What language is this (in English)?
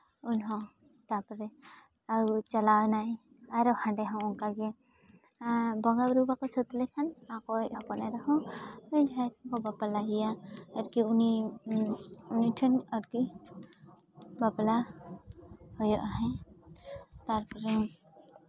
Santali